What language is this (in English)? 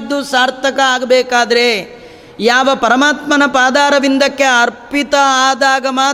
Kannada